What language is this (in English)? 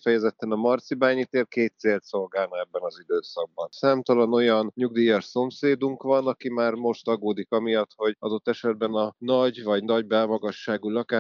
Hungarian